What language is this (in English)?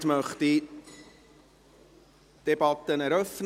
Swiss German